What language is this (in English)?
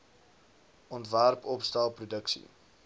Afrikaans